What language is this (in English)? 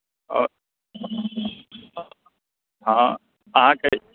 Maithili